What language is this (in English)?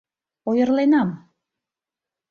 Mari